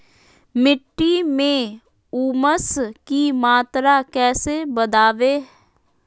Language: Magahi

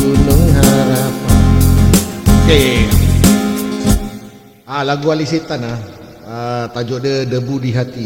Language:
Malay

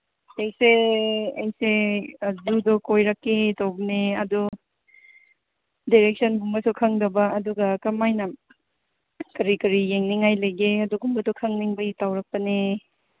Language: Manipuri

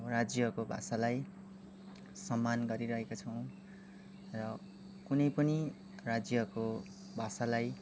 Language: Nepali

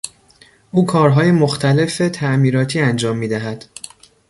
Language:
Persian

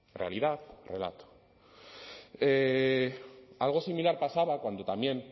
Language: Spanish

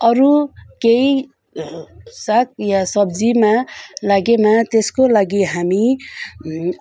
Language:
Nepali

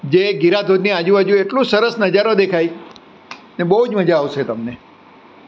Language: Gujarati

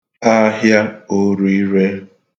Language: Igbo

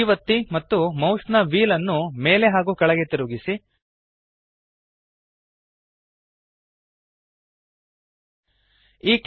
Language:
Kannada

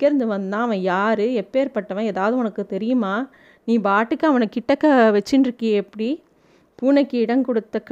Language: Tamil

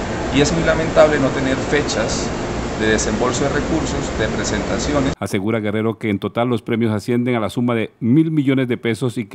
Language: Spanish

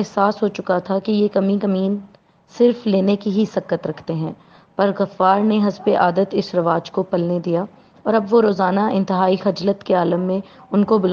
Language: Urdu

